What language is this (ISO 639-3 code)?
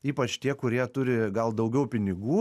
lit